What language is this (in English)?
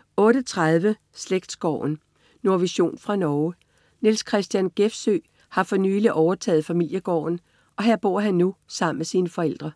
Danish